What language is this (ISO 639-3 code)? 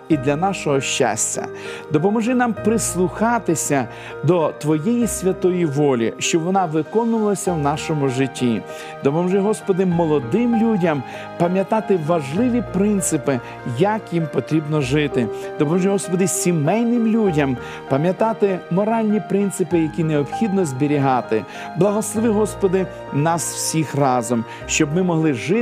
ukr